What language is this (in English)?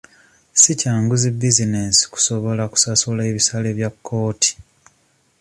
Ganda